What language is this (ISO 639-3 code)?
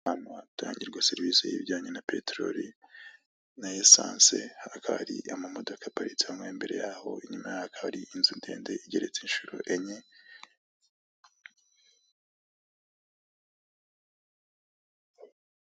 kin